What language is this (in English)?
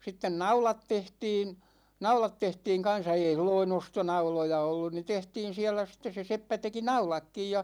Finnish